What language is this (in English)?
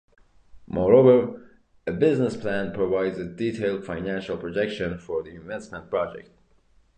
English